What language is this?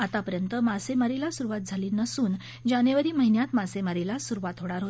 Marathi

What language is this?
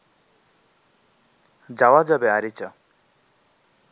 Bangla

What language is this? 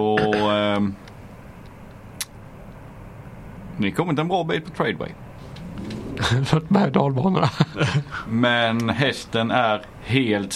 Swedish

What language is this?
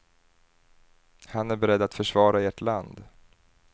Swedish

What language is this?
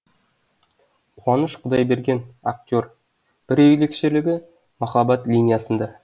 Kazakh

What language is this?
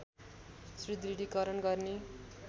Nepali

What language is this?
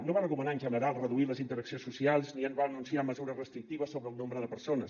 Catalan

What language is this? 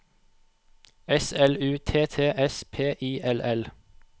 Norwegian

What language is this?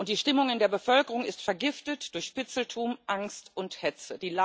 German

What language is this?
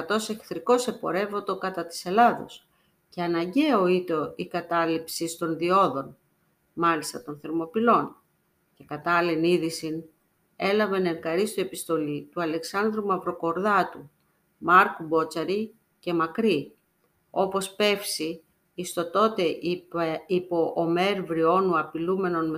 Greek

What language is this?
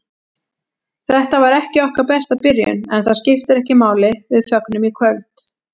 Icelandic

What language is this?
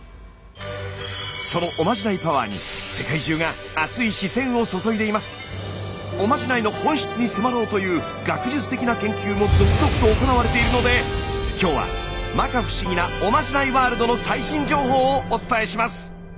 Japanese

